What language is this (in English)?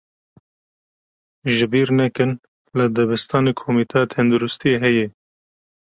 Kurdish